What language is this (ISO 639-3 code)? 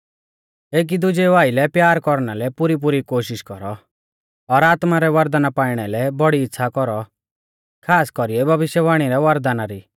bfz